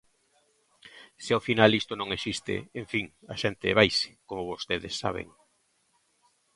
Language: Galician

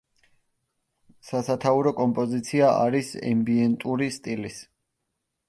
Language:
Georgian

